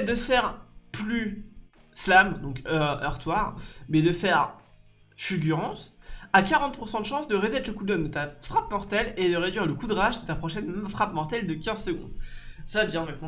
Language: French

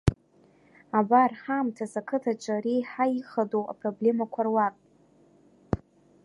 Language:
Abkhazian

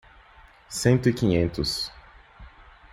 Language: Portuguese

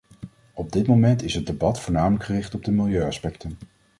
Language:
Dutch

